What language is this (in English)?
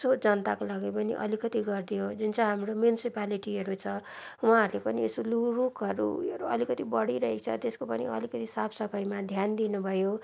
Nepali